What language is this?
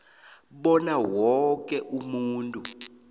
South Ndebele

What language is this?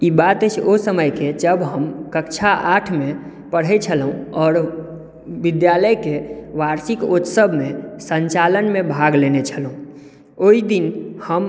Maithili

